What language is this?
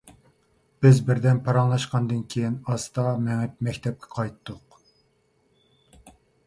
Uyghur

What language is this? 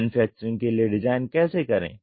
Hindi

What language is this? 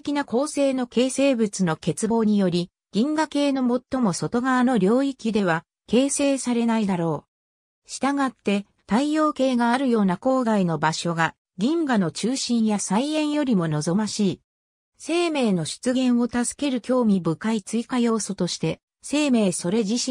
Japanese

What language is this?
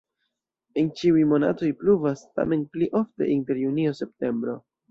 Esperanto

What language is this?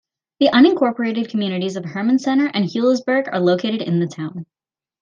English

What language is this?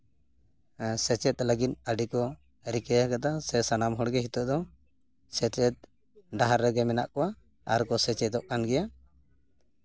Santali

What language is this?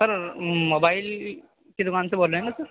Urdu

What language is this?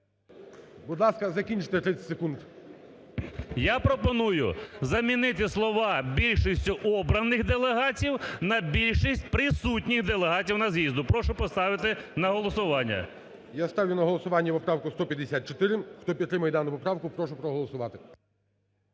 Ukrainian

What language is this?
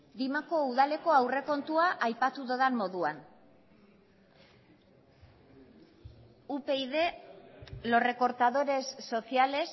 Basque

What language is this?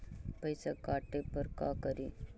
Magahi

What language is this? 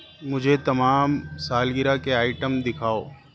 Urdu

